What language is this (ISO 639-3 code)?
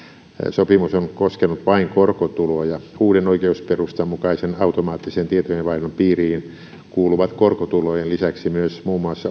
fin